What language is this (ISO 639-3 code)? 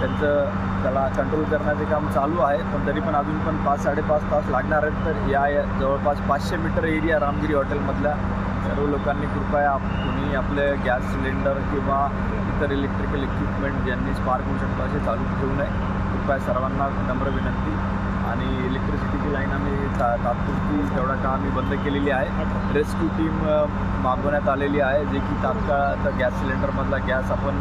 mar